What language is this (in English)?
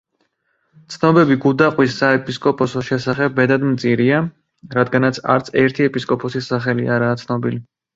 Georgian